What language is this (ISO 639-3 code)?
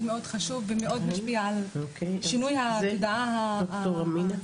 heb